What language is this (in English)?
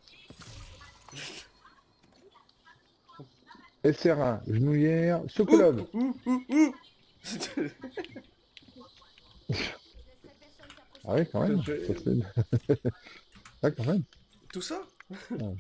French